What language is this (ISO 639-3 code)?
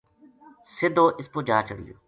gju